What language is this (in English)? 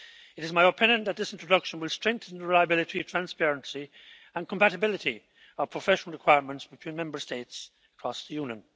English